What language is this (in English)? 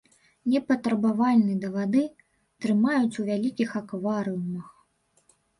Belarusian